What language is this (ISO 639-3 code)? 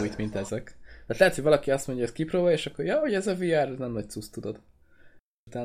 hun